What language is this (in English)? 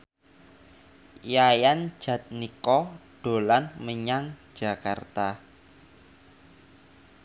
Javanese